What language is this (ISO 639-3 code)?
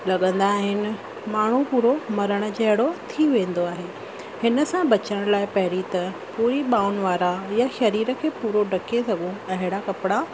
snd